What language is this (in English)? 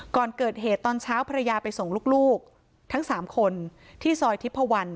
Thai